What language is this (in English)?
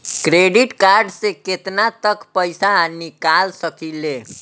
Bhojpuri